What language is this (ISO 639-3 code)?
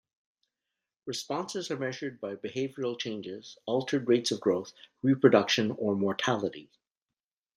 eng